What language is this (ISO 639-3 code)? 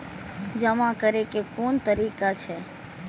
mai